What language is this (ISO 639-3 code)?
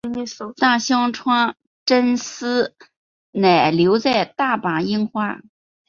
zho